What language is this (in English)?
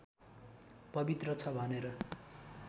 Nepali